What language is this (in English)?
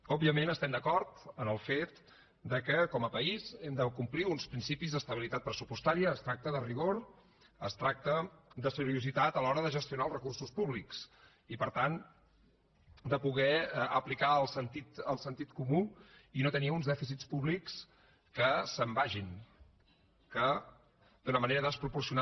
Catalan